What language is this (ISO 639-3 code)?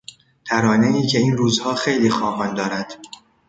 fas